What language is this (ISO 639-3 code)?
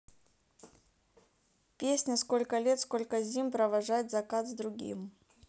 rus